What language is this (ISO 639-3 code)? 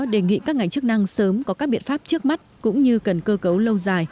vie